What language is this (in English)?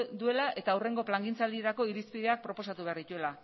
Basque